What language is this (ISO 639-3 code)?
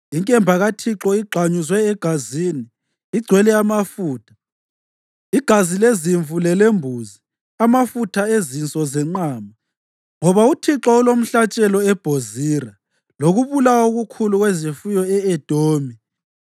nde